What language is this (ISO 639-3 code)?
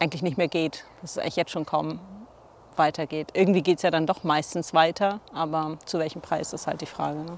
deu